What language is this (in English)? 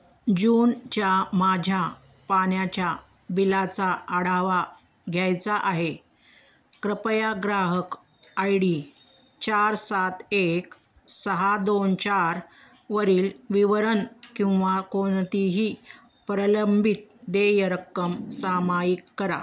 Marathi